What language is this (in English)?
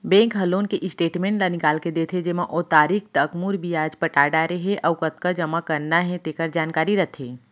Chhattisgarhi